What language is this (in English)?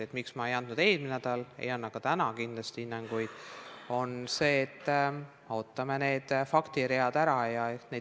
Estonian